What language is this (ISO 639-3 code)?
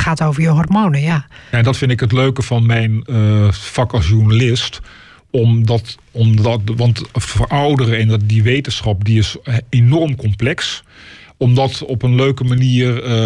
nld